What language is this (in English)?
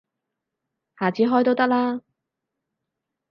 Cantonese